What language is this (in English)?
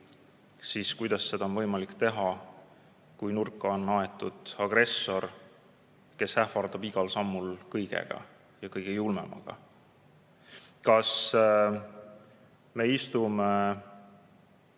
Estonian